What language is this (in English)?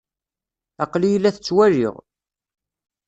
Kabyle